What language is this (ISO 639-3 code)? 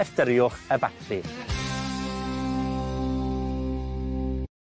cym